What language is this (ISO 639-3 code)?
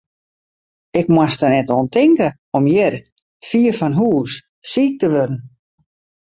fry